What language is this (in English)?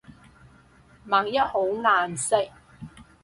Cantonese